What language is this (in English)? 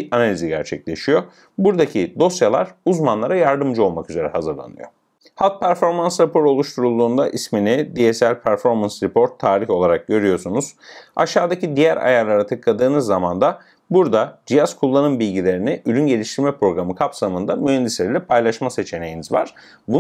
Turkish